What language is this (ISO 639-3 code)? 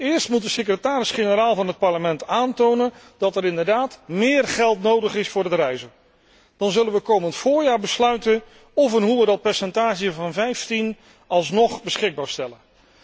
nld